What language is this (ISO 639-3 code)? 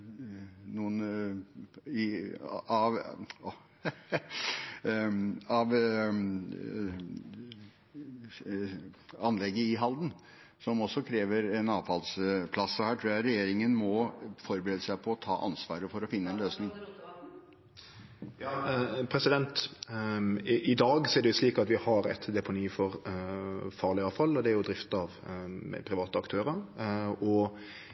nor